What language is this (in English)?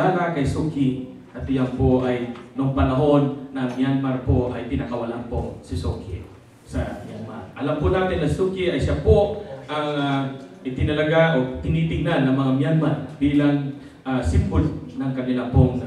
Filipino